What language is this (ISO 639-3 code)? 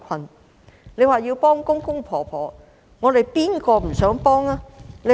yue